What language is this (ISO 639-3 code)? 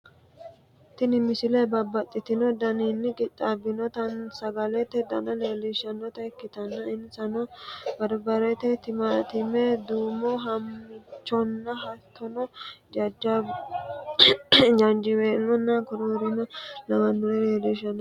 sid